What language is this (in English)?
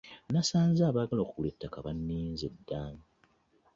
Ganda